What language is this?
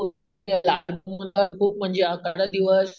Marathi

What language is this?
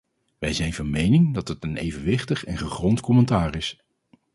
Dutch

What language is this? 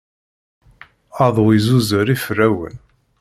Kabyle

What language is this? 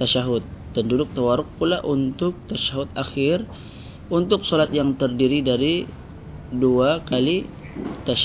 Malay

